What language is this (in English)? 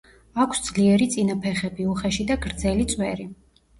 Georgian